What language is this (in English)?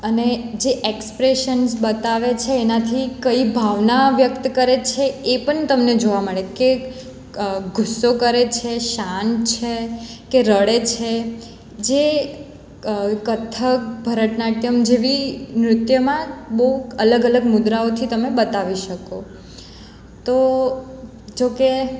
Gujarati